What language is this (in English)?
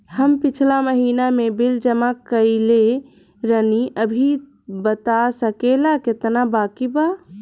Bhojpuri